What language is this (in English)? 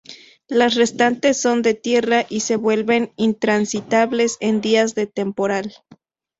Spanish